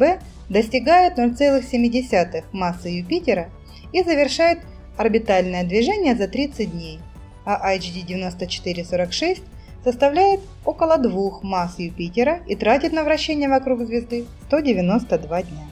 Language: Russian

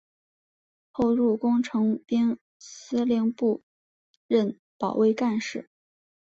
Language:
Chinese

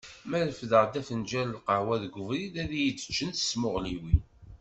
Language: Kabyle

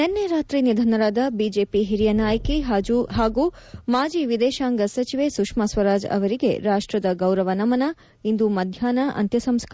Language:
Kannada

